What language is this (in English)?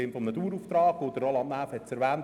Swiss German